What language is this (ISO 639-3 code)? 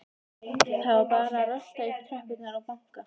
isl